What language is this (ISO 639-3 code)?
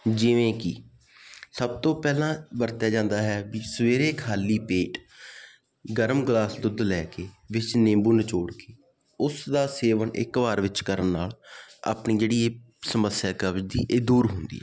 pan